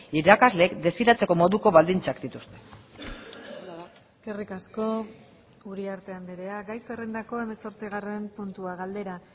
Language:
Basque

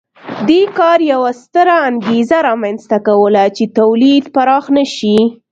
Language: Pashto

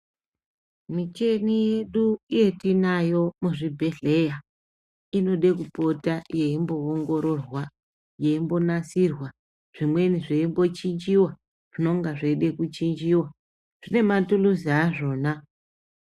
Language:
Ndau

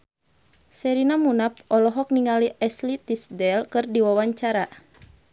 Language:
Sundanese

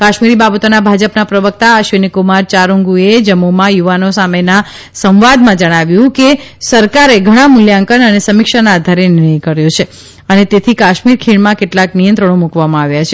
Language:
Gujarati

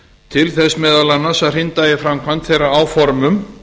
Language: Icelandic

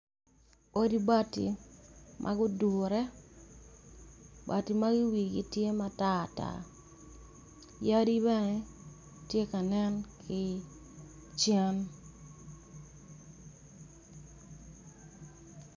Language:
Acoli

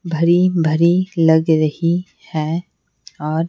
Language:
Hindi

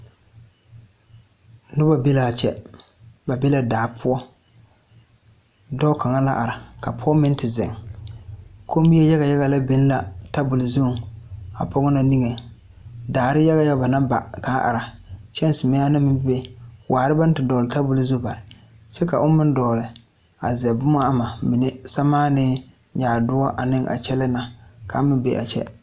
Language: Southern Dagaare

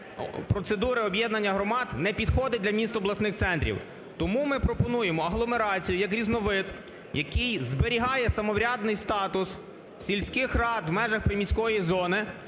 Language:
Ukrainian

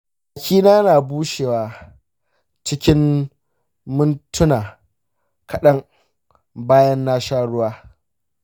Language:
Hausa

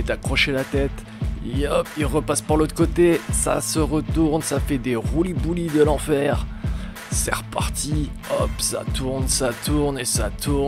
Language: French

